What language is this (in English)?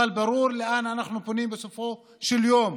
Hebrew